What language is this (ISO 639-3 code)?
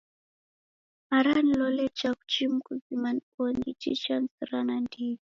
dav